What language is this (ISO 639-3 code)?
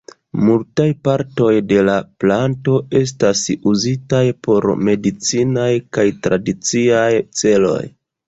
epo